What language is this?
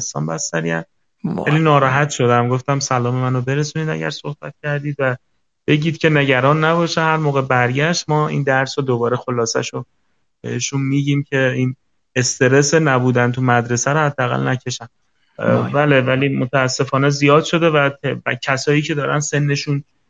Persian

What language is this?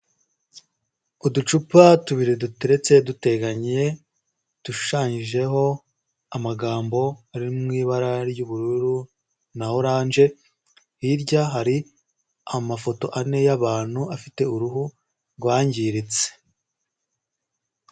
Kinyarwanda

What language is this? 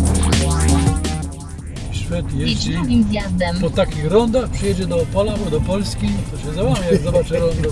Polish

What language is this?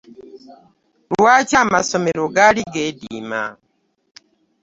Ganda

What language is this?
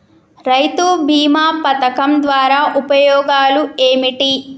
Telugu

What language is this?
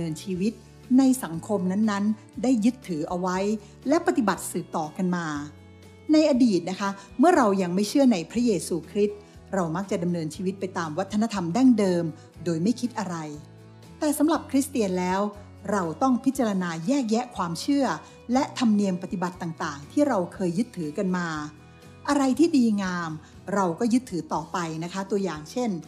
Thai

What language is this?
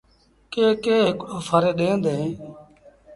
Sindhi Bhil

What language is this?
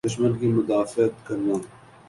Urdu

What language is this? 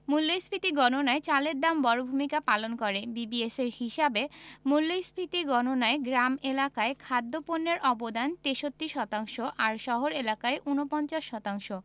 Bangla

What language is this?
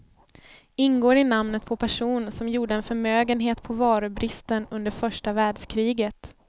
Swedish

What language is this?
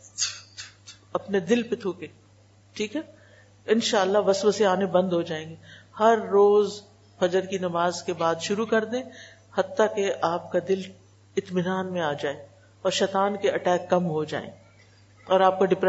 Urdu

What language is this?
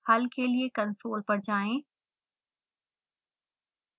Hindi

